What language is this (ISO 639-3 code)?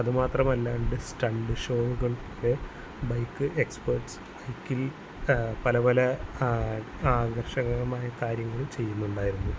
mal